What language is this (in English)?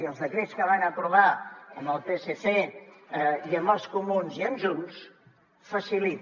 Catalan